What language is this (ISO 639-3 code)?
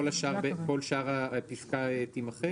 heb